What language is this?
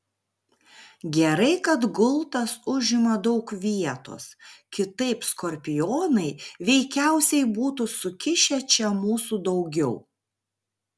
Lithuanian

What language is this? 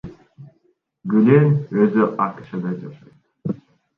Kyrgyz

